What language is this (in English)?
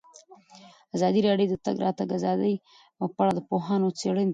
Pashto